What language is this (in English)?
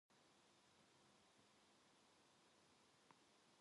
Korean